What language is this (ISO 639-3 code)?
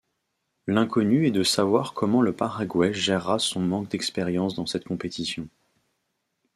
fra